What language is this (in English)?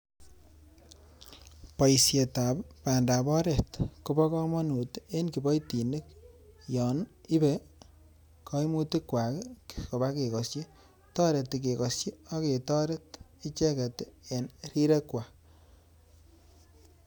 Kalenjin